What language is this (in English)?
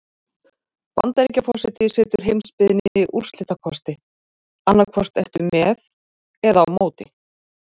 Icelandic